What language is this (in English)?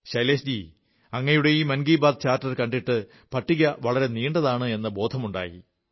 Malayalam